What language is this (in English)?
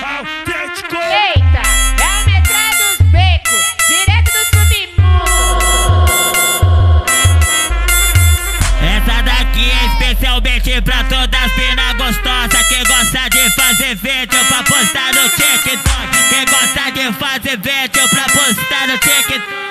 Romanian